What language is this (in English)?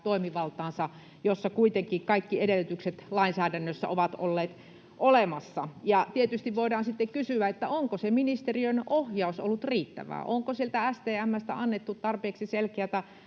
Finnish